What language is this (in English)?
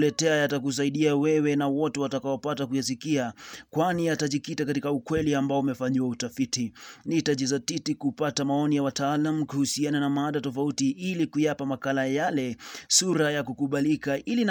Swahili